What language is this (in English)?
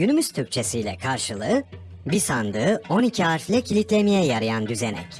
Turkish